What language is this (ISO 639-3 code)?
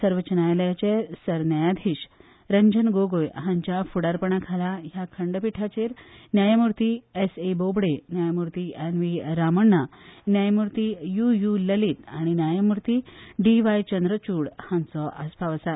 kok